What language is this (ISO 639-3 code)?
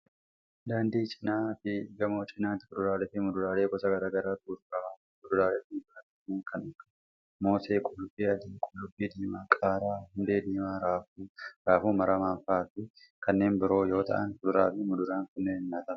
orm